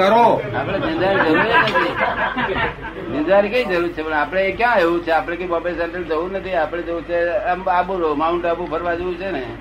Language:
Gujarati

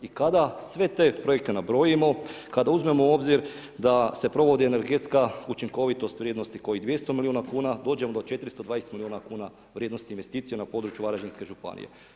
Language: Croatian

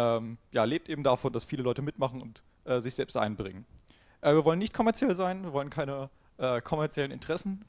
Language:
German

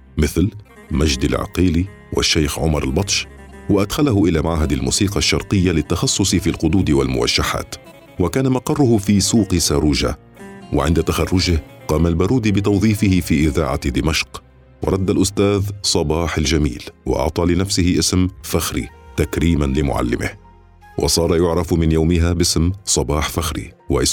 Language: Arabic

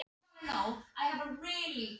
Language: Icelandic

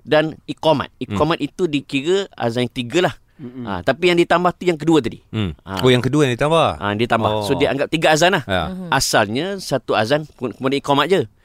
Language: Malay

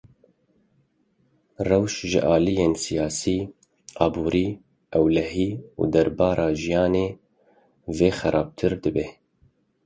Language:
Kurdish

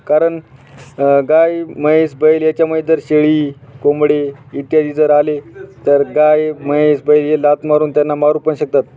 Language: Marathi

